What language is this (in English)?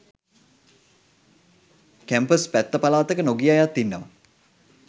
Sinhala